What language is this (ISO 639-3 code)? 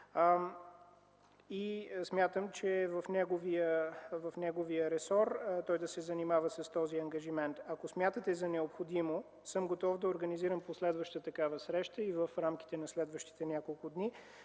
bul